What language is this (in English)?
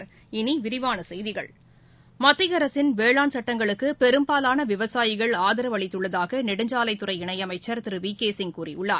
Tamil